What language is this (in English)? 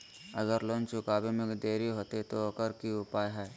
Magahi